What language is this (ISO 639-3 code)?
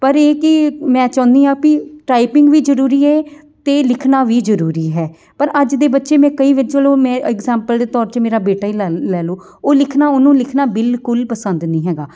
pan